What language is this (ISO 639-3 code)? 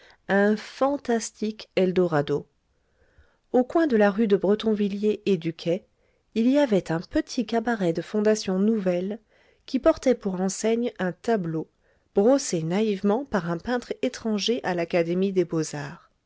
fra